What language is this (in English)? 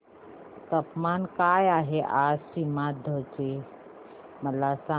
Marathi